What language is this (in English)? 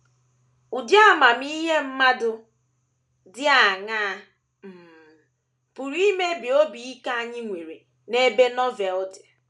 Igbo